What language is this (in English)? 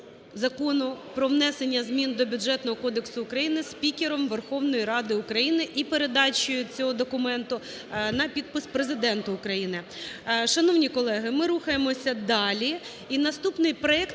Ukrainian